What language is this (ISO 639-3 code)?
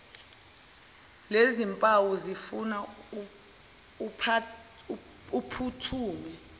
zul